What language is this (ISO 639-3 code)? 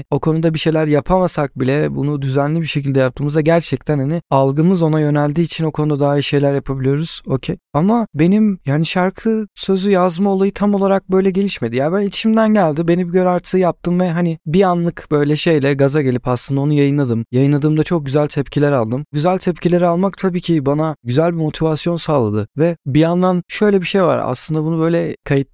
tur